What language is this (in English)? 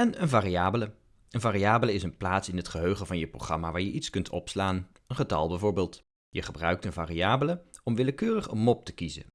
Dutch